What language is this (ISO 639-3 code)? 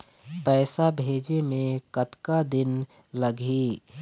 hne